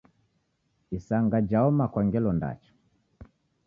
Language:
Taita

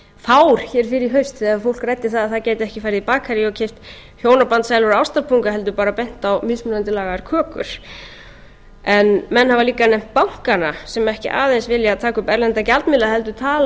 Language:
Icelandic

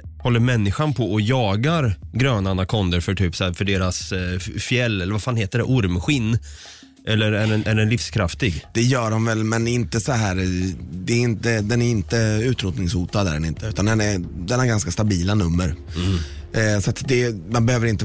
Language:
Swedish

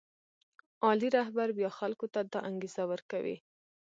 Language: Pashto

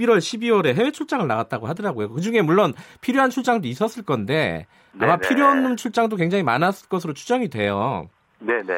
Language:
Korean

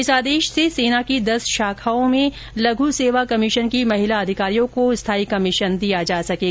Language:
Hindi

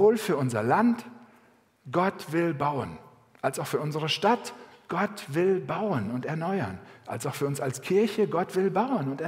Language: German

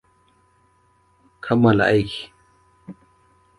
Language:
Hausa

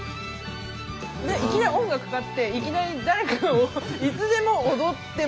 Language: Japanese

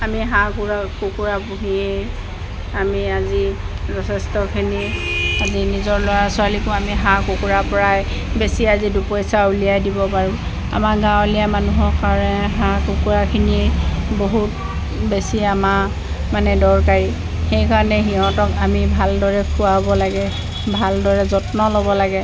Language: Assamese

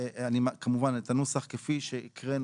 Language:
Hebrew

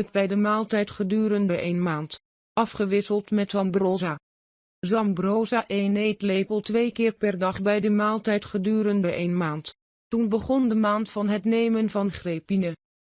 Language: Dutch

